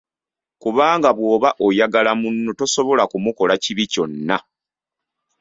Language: Ganda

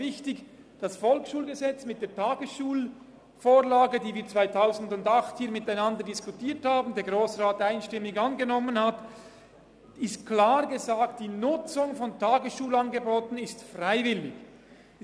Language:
Swiss German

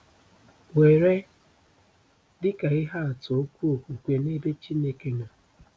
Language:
Igbo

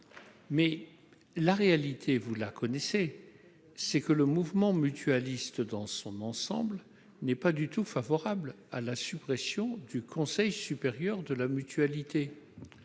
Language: French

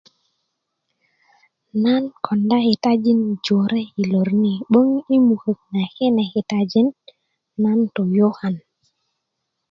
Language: Kuku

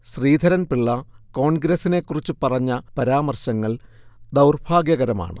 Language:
Malayalam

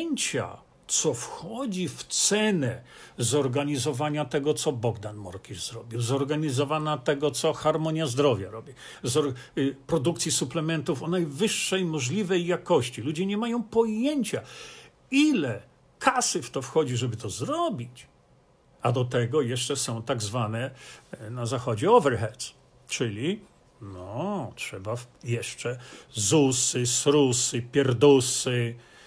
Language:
Polish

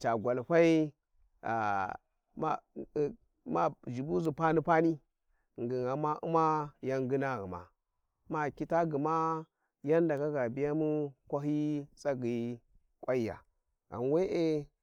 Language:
Warji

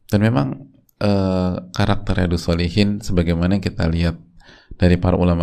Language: Indonesian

